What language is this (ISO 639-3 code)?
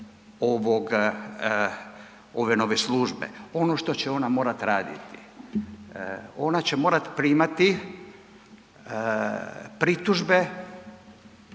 hrv